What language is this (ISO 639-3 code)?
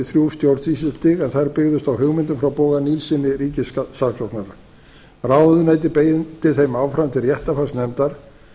isl